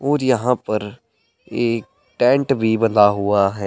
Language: Hindi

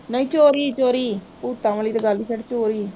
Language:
Punjabi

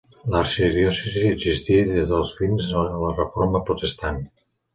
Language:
Catalan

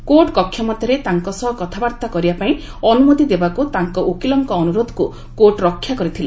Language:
Odia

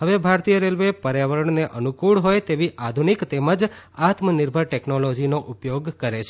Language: Gujarati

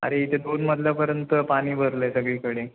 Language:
Marathi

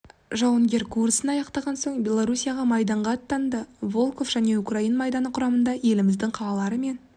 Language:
Kazakh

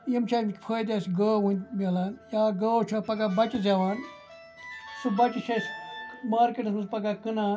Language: Kashmiri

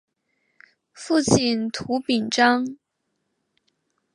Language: Chinese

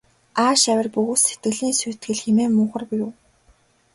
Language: Mongolian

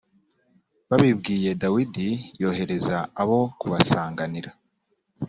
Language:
Kinyarwanda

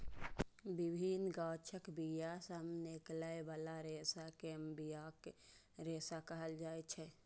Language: Maithili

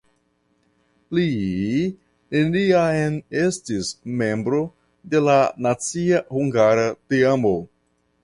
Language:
Esperanto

